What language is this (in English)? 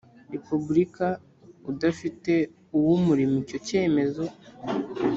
Kinyarwanda